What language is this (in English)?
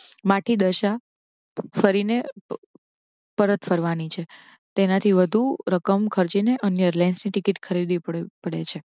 Gujarati